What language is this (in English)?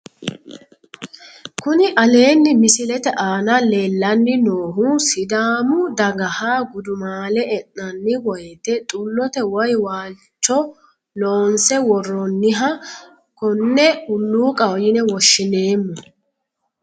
Sidamo